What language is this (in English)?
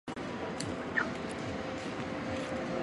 Chinese